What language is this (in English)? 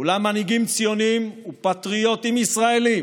Hebrew